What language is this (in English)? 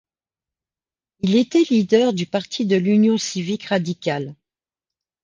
French